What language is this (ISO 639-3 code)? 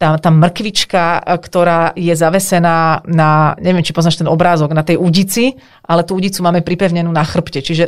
slk